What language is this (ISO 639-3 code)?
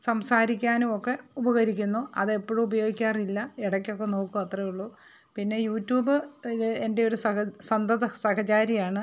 mal